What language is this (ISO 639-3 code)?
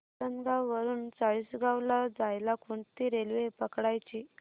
mar